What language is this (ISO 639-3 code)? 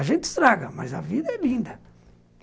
por